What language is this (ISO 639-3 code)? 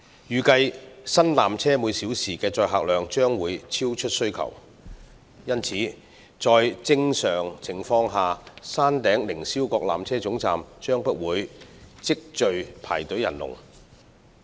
yue